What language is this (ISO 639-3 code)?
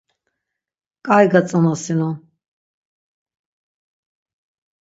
lzz